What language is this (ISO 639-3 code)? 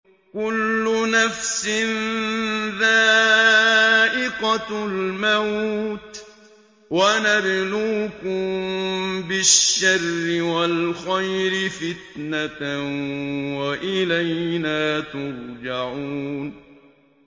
ara